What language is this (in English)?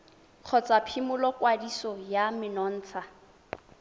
Tswana